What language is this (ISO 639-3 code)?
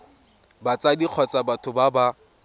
tsn